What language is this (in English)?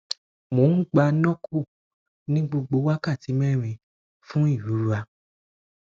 Yoruba